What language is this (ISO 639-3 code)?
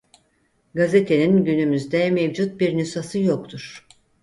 tur